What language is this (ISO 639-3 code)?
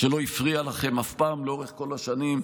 heb